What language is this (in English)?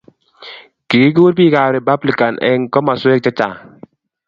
Kalenjin